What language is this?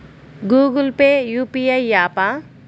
Telugu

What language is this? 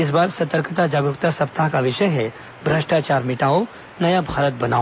Hindi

